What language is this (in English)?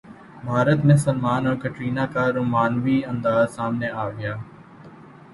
Urdu